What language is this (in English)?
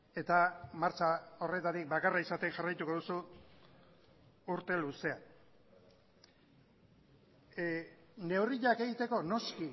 Basque